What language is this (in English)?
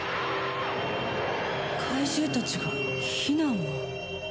Japanese